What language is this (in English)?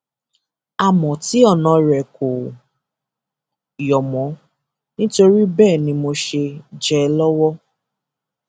Yoruba